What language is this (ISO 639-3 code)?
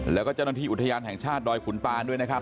tha